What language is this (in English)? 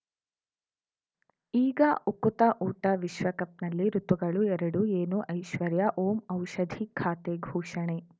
Kannada